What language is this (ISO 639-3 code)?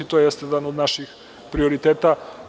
srp